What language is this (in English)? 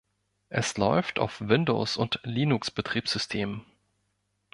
German